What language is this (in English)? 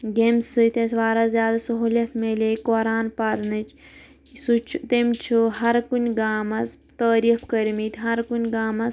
Kashmiri